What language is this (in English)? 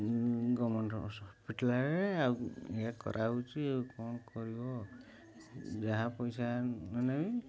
Odia